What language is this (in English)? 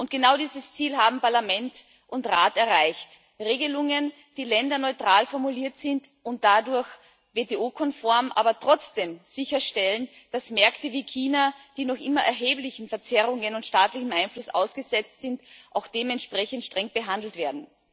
German